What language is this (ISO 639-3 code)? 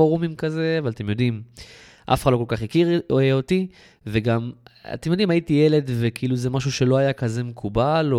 heb